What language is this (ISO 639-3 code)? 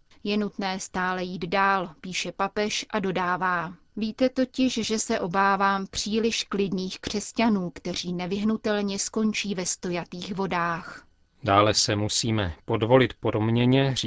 ces